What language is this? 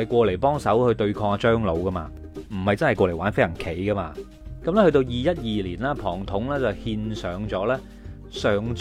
Chinese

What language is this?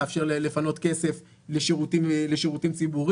Hebrew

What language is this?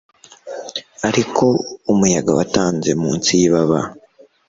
Kinyarwanda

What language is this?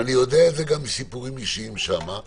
Hebrew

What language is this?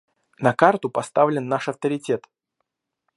Russian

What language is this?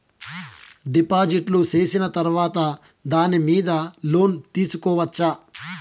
Telugu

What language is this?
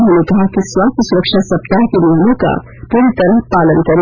Hindi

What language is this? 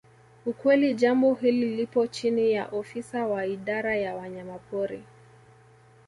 Swahili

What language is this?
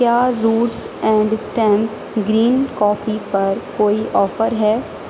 Urdu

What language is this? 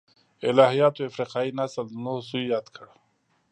Pashto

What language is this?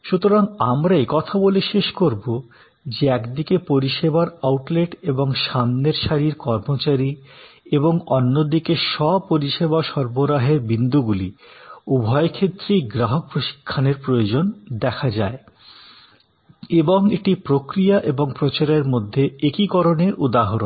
Bangla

